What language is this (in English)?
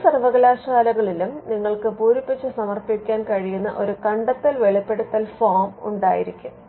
Malayalam